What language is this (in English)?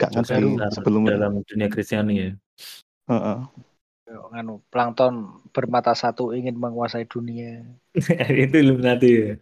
Indonesian